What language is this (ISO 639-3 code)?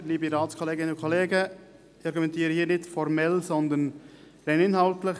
gsw